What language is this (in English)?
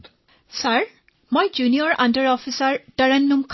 Assamese